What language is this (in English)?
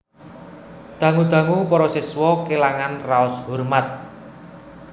Javanese